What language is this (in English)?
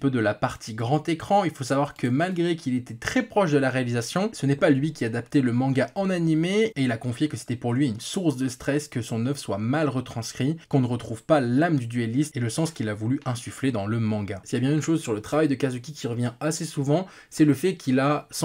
French